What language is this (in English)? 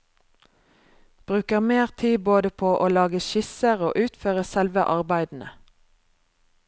Norwegian